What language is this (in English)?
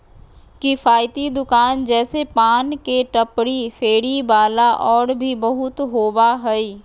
Magahi